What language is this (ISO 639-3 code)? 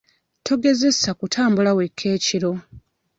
lug